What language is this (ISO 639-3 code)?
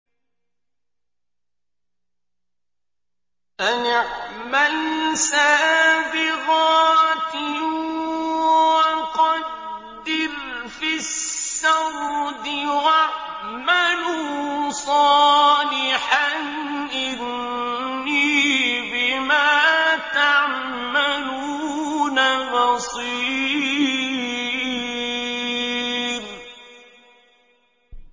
ara